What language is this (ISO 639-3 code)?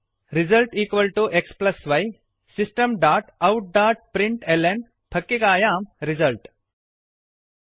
san